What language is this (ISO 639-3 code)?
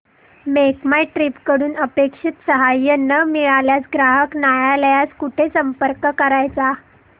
mar